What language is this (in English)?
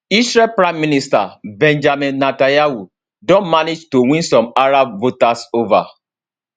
Nigerian Pidgin